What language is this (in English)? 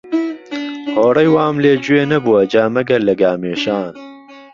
Central Kurdish